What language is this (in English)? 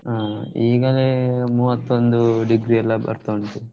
Kannada